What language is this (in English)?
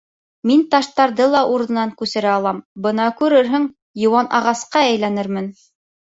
Bashkir